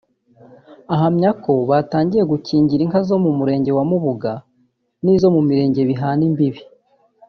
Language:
Kinyarwanda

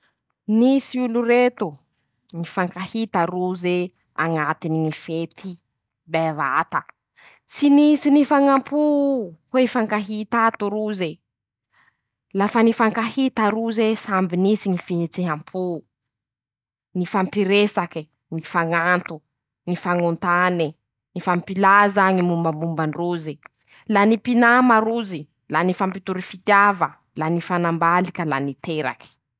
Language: Masikoro Malagasy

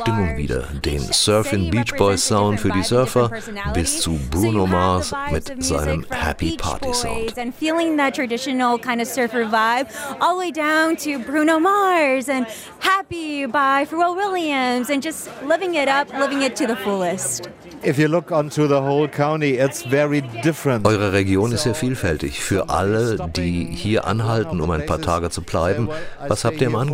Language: German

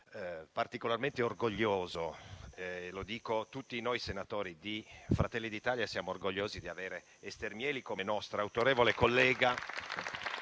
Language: Italian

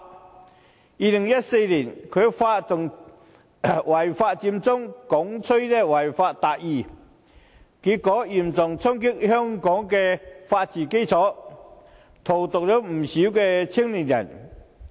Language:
Cantonese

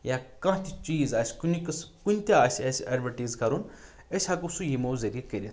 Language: Kashmiri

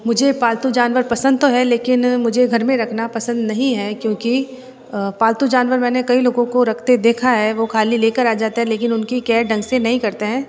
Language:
Hindi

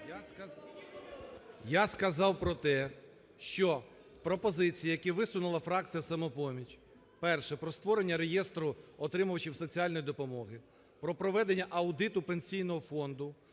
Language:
Ukrainian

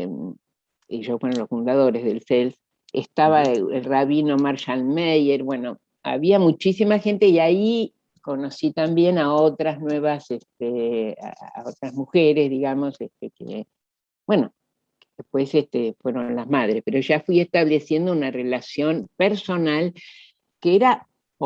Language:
Spanish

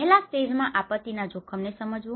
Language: Gujarati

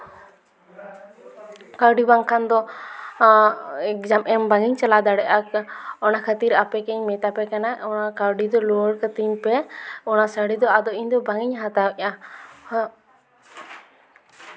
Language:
Santali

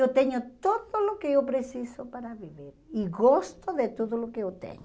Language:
Portuguese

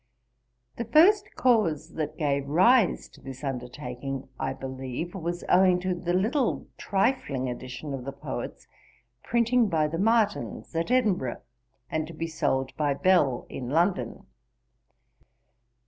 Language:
English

